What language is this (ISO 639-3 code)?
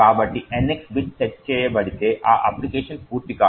tel